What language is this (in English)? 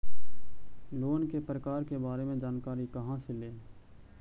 Magahi